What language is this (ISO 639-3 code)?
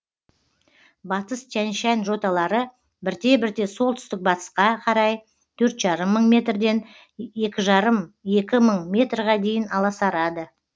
kaz